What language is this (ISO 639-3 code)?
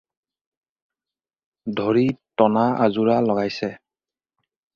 asm